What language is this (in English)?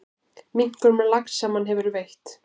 Icelandic